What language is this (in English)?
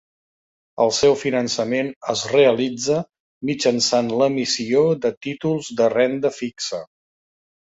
Catalan